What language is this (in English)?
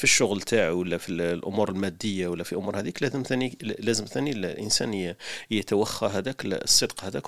Arabic